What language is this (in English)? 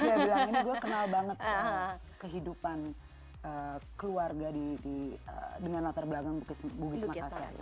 Indonesian